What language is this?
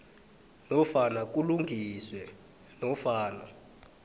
South Ndebele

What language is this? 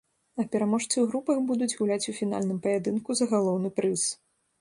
Belarusian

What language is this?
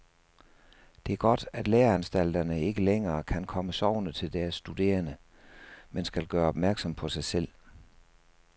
Danish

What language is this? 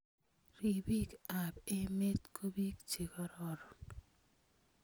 Kalenjin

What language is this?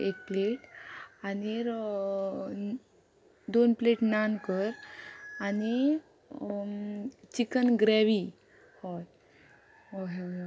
Konkani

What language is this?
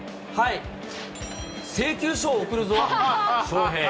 Japanese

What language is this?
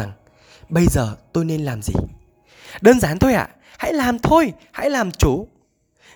Vietnamese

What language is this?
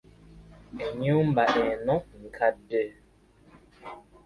Ganda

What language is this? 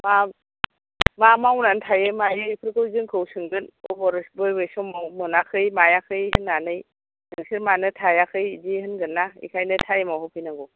Bodo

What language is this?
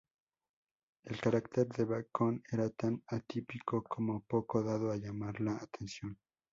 Spanish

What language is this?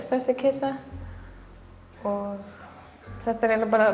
Icelandic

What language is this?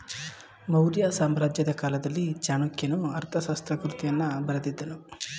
Kannada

